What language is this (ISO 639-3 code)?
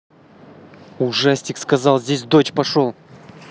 rus